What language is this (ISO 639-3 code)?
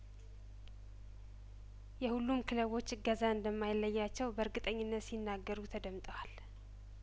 amh